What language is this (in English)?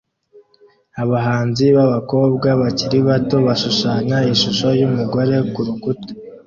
Kinyarwanda